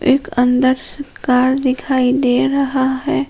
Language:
Hindi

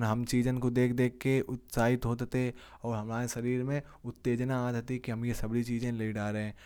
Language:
Kanauji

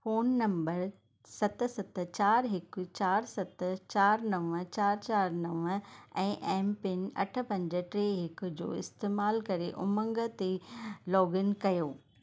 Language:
Sindhi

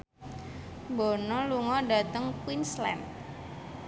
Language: Javanese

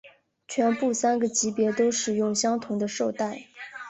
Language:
Chinese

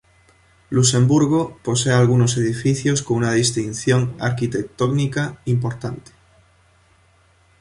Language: Spanish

